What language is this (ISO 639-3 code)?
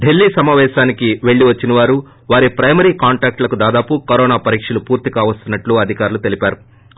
tel